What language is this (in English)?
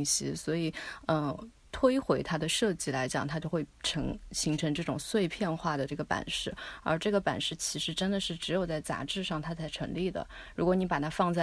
Chinese